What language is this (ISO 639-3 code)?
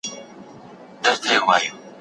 pus